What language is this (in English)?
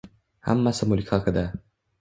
Uzbek